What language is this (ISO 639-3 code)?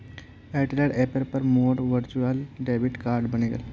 mag